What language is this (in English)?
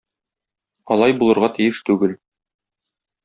Tatar